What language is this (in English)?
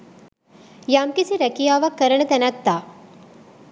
Sinhala